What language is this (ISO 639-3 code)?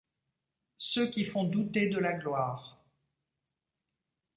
fra